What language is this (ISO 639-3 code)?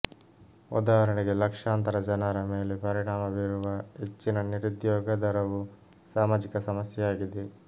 kan